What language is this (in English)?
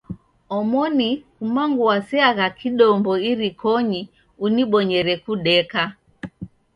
Taita